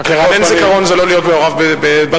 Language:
Hebrew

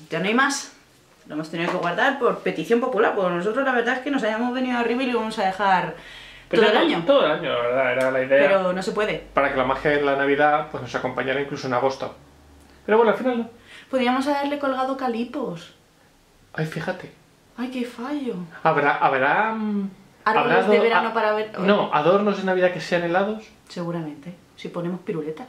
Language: Spanish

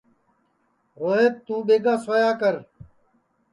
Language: Sansi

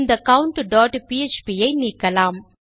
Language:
Tamil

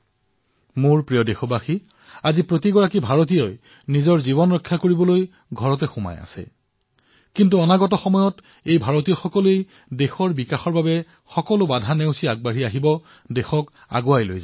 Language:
Assamese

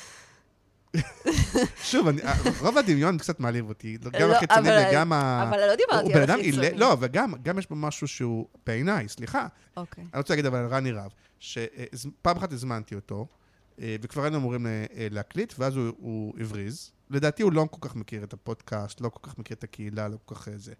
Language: Hebrew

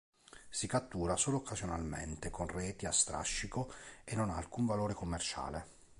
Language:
Italian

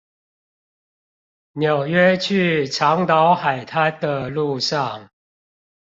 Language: Chinese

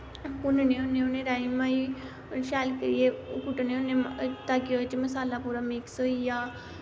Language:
Dogri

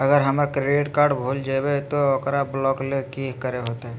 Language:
Magahi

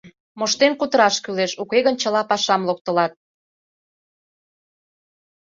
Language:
Mari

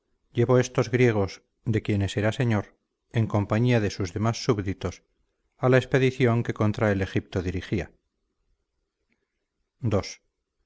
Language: Spanish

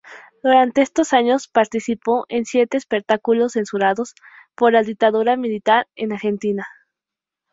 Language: Spanish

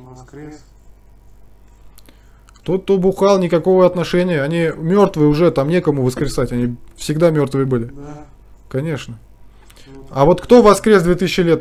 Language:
Russian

